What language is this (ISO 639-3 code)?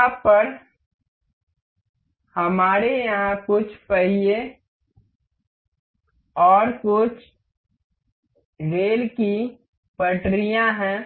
hin